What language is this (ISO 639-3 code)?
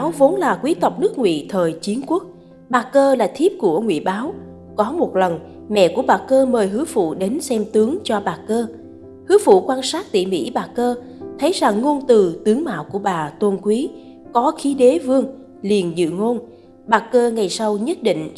vie